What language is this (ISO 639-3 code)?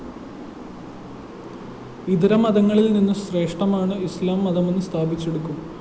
mal